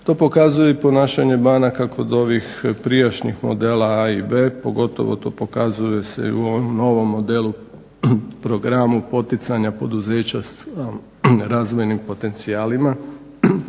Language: Croatian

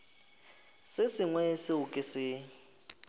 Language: Northern Sotho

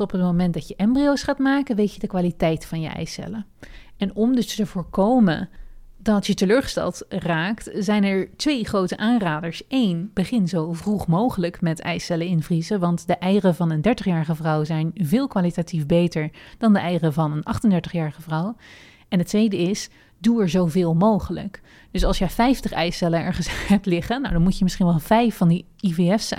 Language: Dutch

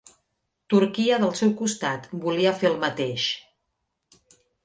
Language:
Catalan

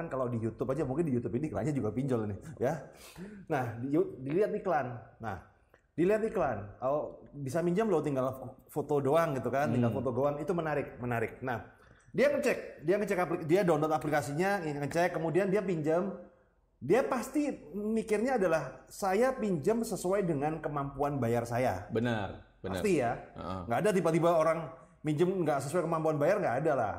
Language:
Indonesian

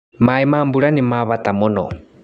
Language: Kikuyu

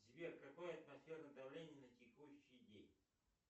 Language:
Russian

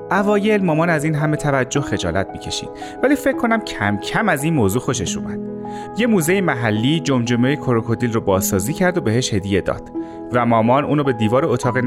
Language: Persian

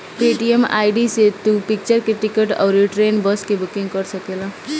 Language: Bhojpuri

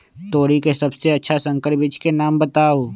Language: Magahi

